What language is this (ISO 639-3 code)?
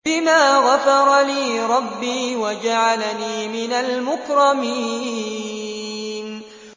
ara